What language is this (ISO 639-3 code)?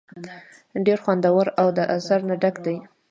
pus